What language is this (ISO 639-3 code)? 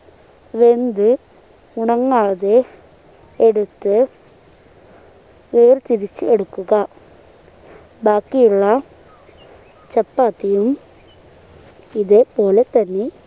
mal